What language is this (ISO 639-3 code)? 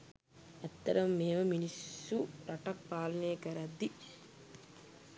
sin